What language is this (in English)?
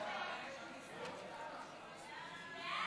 Hebrew